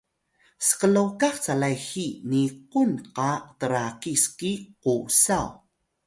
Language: Atayal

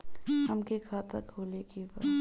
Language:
Bhojpuri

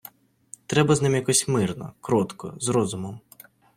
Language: Ukrainian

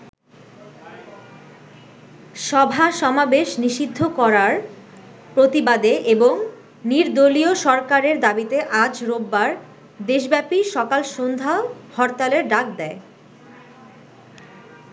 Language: Bangla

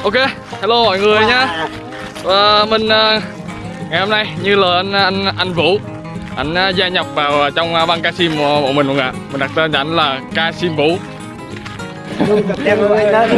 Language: Vietnamese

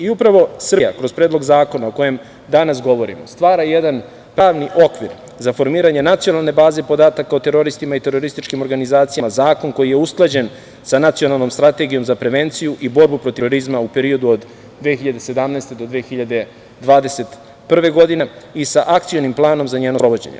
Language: Serbian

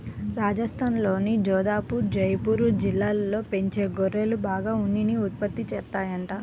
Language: Telugu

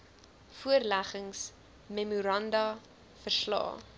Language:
Afrikaans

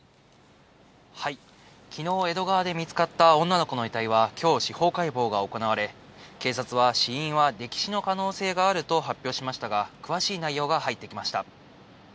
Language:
Japanese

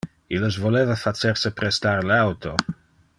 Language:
Interlingua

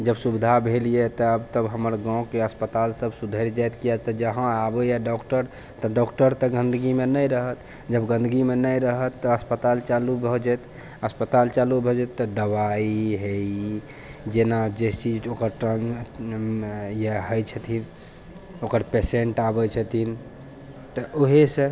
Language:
Maithili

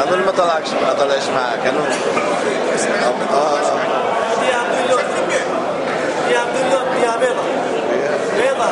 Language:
Arabic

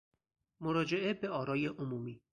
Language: Persian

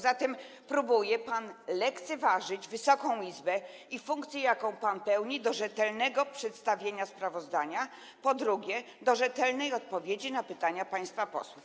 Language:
Polish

